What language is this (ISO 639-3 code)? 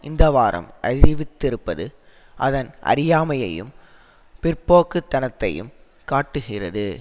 tam